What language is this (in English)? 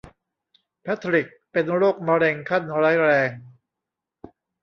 Thai